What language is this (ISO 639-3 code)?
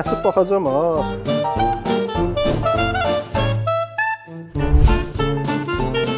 tur